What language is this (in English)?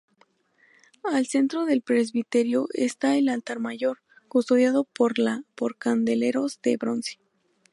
Spanish